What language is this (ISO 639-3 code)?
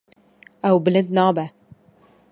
kur